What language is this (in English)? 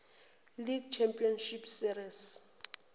Zulu